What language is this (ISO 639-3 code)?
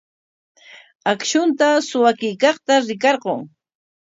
qwa